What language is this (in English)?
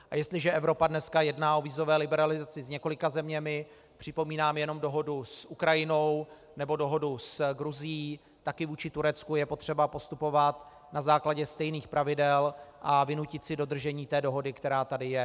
Czech